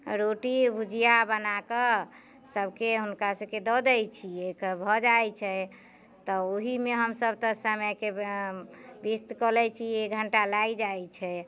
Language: Maithili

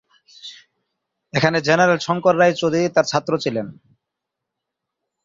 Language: Bangla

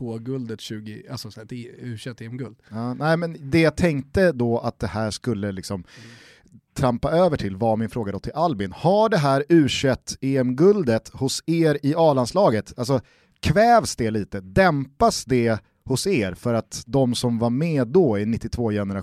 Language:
Swedish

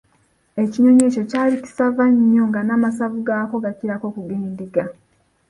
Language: Ganda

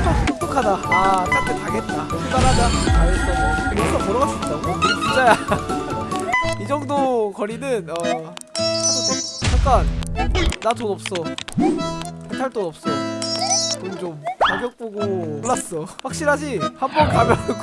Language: Korean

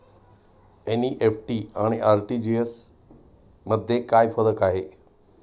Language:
Marathi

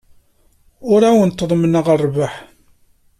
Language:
Kabyle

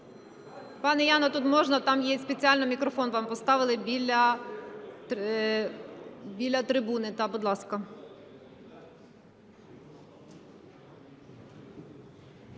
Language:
Ukrainian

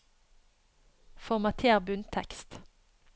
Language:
Norwegian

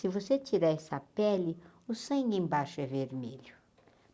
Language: Portuguese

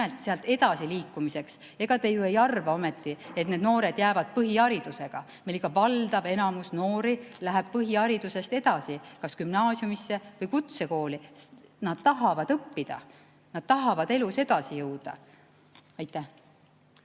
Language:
Estonian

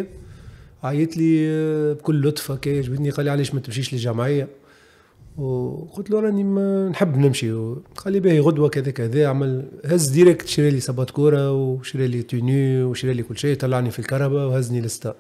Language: Arabic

